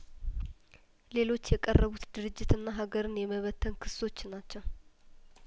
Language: Amharic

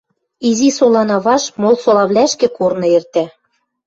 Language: Western Mari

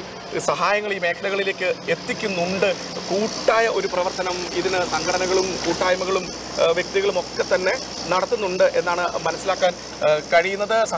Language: Malayalam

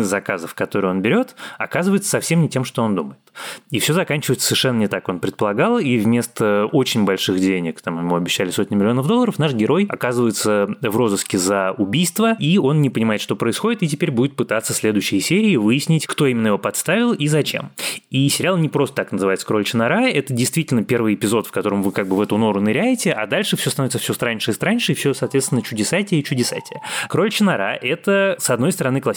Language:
Russian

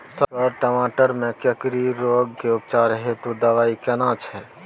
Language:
Maithili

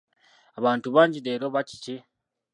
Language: Ganda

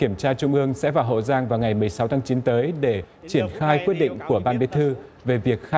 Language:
Vietnamese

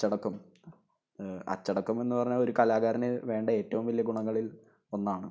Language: Malayalam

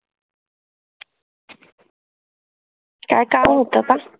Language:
Marathi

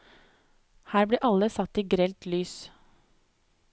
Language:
Norwegian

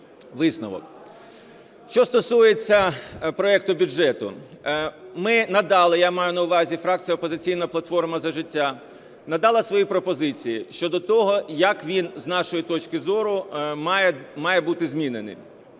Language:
Ukrainian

